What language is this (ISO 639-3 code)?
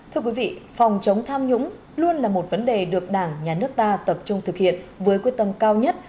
vie